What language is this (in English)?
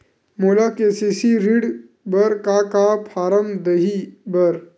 Chhattisgarhi